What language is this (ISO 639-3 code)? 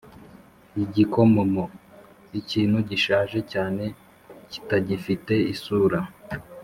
kin